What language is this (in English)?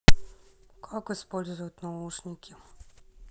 Russian